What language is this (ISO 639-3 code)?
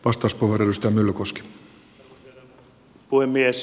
fin